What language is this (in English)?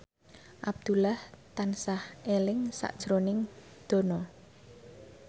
Javanese